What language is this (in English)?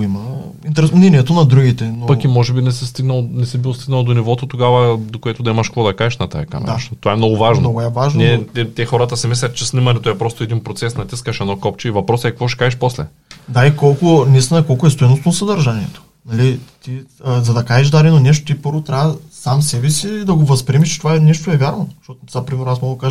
Bulgarian